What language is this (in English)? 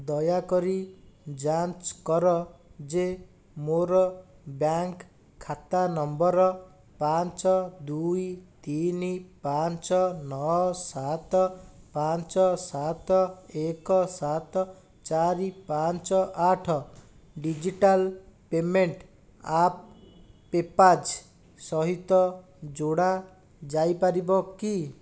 Odia